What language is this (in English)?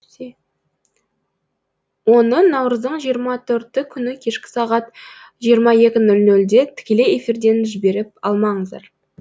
Kazakh